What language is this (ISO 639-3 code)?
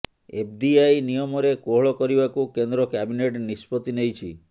ori